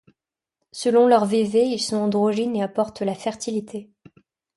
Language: French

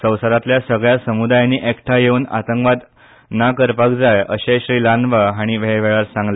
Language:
Konkani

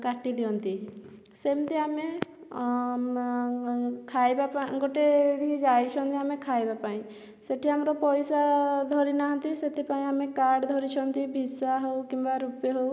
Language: Odia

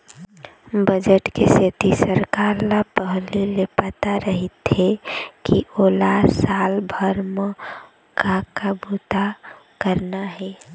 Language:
Chhattisgarhi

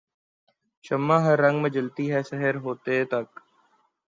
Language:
Urdu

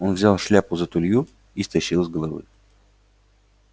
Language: Russian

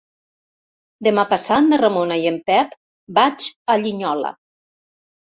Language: Catalan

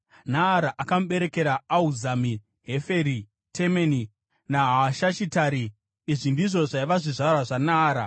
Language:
Shona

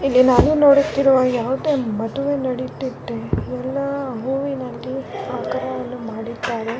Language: Kannada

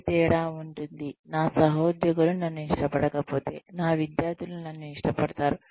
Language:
Telugu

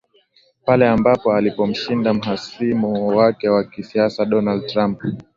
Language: Swahili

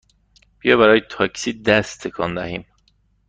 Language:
Persian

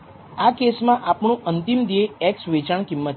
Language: Gujarati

